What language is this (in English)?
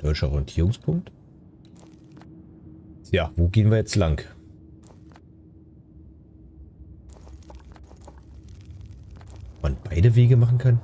German